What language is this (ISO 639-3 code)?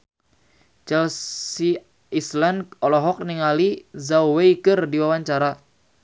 sun